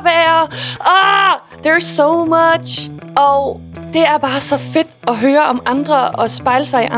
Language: Danish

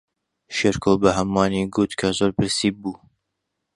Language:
Central Kurdish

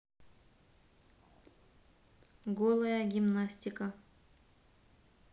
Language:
Russian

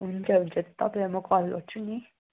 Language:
Nepali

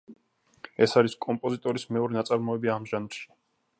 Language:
Georgian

